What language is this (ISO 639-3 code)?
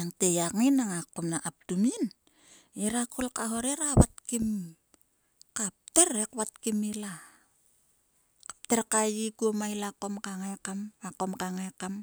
sua